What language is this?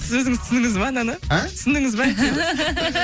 Kazakh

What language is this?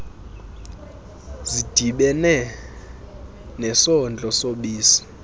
Xhosa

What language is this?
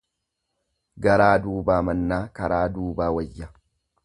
Oromo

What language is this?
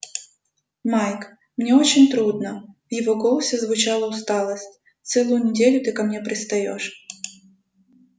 Russian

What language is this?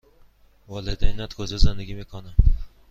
Persian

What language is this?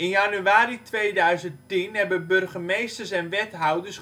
Dutch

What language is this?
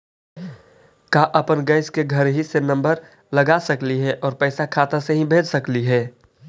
Magahi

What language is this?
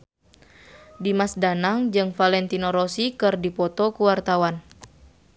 Sundanese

